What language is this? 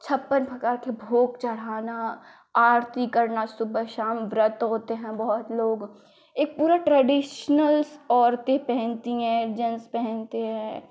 Hindi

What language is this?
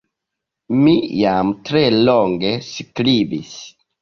Esperanto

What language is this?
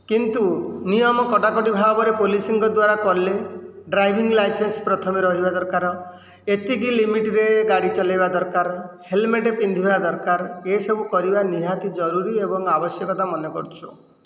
Odia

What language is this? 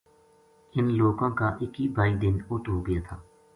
Gujari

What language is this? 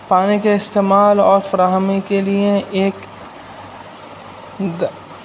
Urdu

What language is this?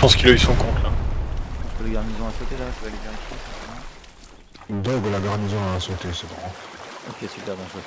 French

